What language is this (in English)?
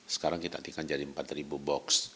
Indonesian